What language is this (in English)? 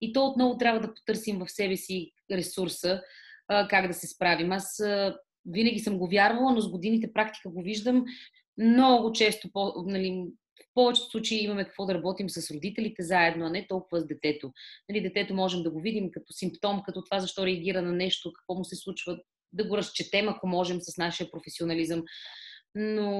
Bulgarian